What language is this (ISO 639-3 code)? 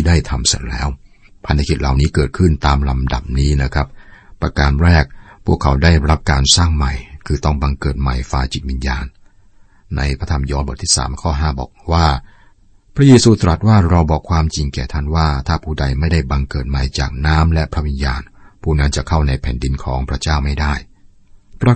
tha